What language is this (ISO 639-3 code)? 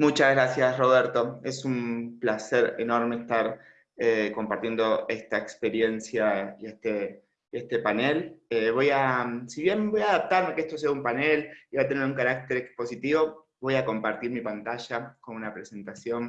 spa